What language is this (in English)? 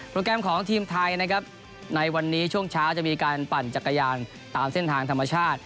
Thai